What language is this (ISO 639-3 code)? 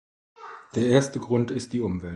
deu